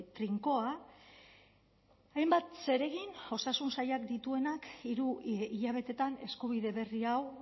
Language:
Basque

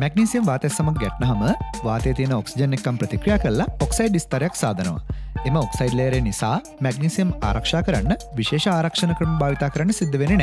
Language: Arabic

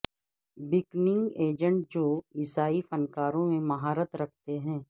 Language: Urdu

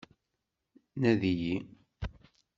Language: Kabyle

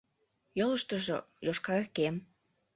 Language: Mari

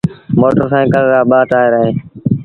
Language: Sindhi Bhil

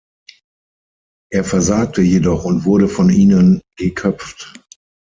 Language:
German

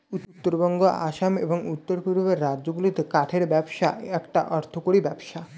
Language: Bangla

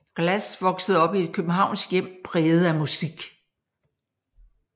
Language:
Danish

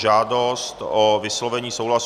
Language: Czech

